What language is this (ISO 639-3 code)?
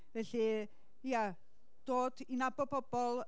cym